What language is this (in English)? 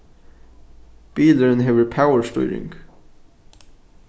Faroese